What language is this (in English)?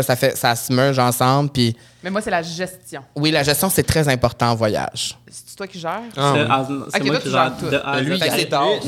French